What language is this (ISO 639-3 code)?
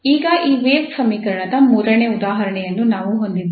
kan